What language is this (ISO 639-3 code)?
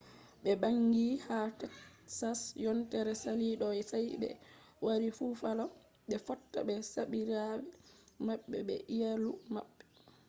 ful